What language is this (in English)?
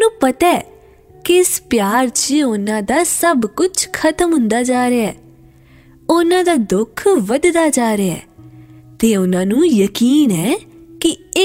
Hindi